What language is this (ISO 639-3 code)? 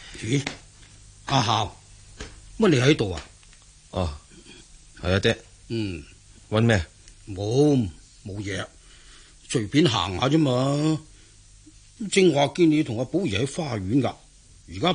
zho